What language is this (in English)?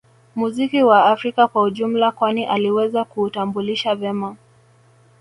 Swahili